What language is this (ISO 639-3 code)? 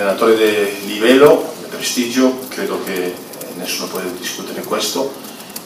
ita